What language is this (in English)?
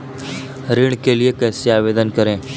Hindi